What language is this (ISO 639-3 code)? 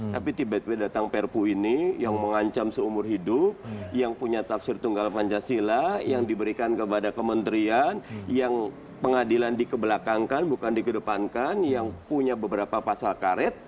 ind